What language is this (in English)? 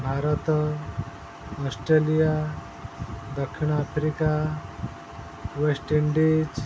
Odia